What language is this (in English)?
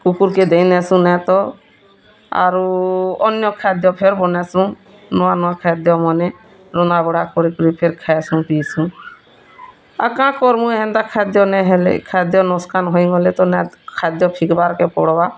Odia